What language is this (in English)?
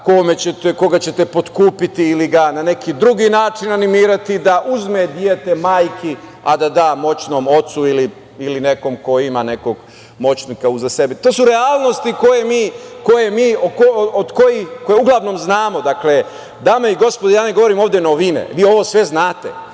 Serbian